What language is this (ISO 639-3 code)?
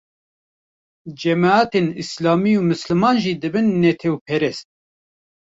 kur